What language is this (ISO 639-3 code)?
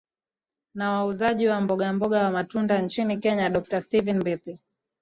swa